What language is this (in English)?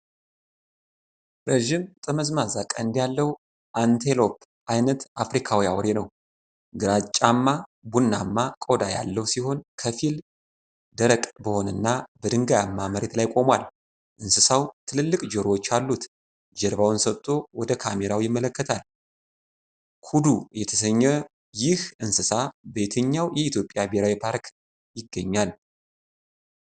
Amharic